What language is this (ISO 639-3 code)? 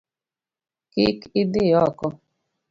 luo